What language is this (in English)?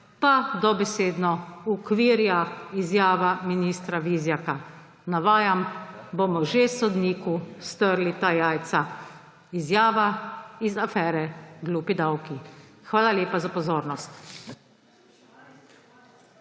Slovenian